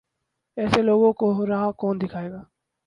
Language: Urdu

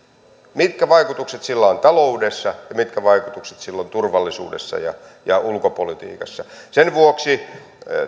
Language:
Finnish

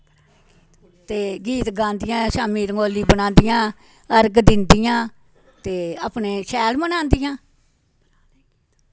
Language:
Dogri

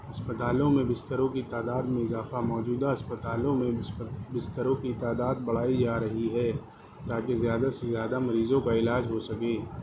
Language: Urdu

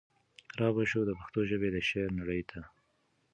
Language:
Pashto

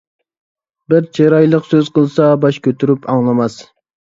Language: Uyghur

